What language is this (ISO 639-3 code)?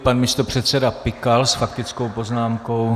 ces